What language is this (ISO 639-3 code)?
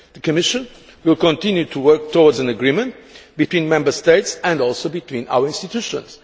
eng